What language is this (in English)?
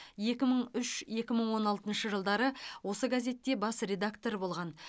Kazakh